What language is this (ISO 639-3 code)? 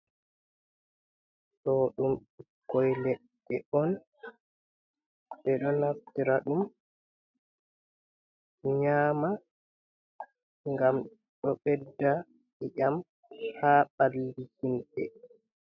ful